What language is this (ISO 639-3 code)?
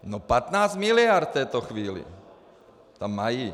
ces